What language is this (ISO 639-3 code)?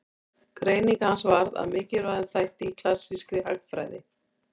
isl